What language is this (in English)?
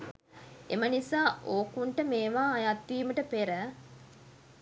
Sinhala